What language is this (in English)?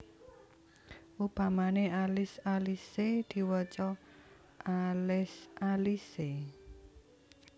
Javanese